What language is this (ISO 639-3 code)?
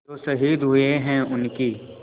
hin